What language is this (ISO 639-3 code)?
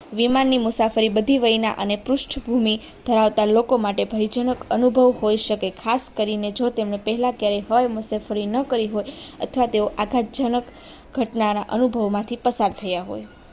guj